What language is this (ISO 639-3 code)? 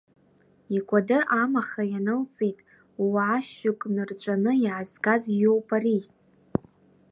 abk